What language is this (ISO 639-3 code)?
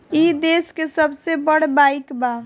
bho